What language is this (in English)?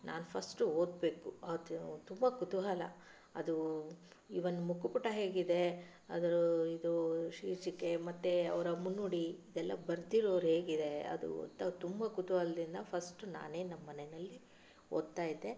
Kannada